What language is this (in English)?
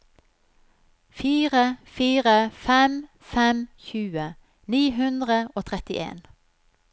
Norwegian